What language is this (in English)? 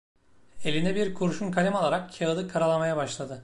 Turkish